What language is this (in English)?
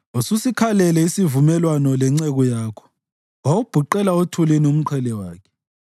North Ndebele